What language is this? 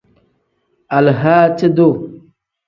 Tem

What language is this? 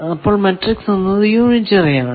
Malayalam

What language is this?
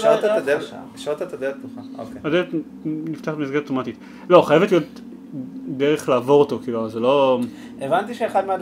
Hebrew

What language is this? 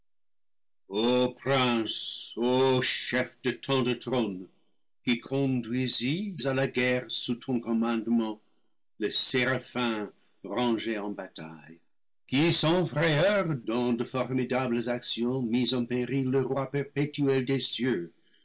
French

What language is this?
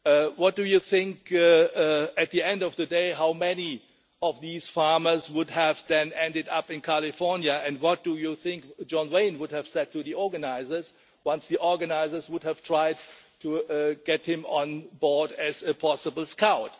English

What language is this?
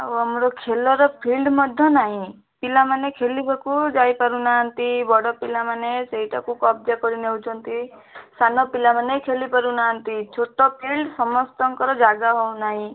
Odia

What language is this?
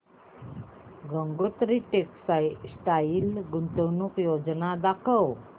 Marathi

